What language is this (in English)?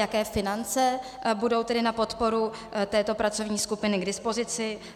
Czech